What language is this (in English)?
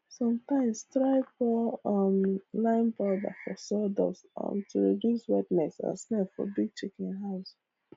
Nigerian Pidgin